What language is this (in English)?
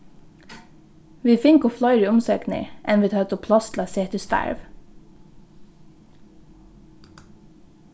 Faroese